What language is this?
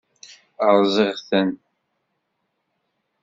Kabyle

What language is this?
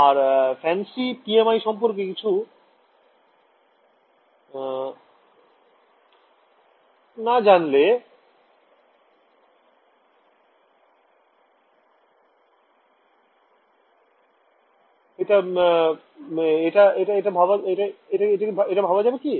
Bangla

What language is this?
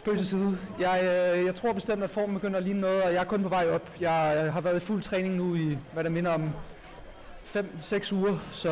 Danish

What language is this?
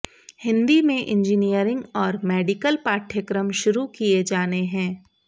Hindi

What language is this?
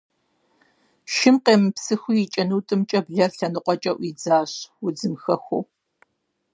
Kabardian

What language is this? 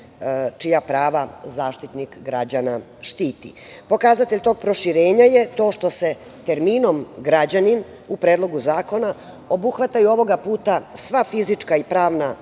Serbian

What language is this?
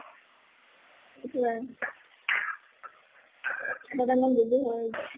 Assamese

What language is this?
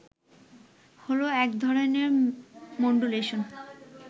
Bangla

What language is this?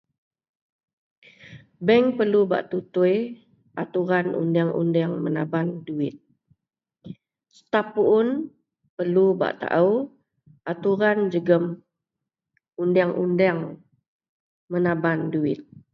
Central Melanau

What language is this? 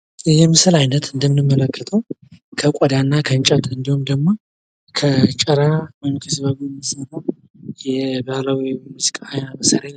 Amharic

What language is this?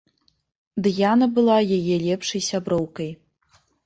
Belarusian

